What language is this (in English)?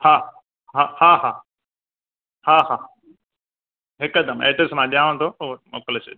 Sindhi